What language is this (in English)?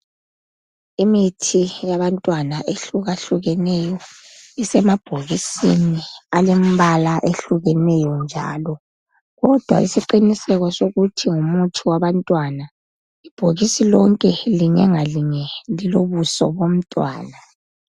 North Ndebele